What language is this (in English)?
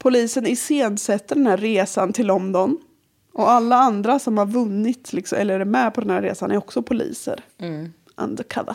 Swedish